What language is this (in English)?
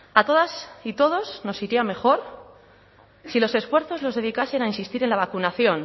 Spanish